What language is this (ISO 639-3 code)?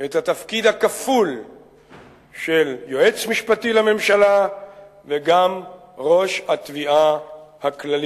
heb